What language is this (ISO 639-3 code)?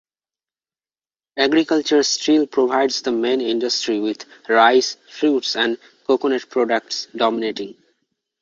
eng